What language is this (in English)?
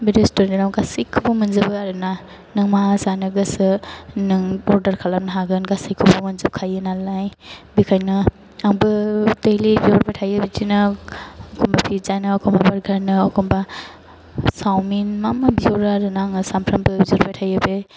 Bodo